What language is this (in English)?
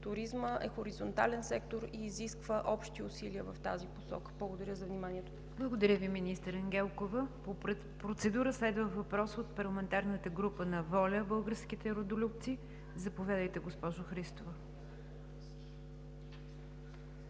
Bulgarian